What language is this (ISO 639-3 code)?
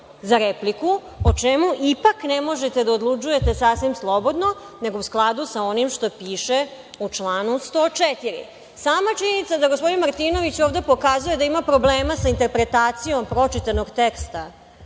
srp